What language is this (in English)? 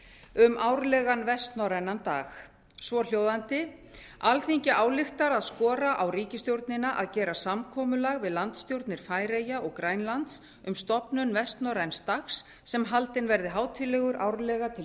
Icelandic